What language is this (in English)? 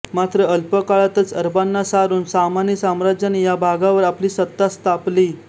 Marathi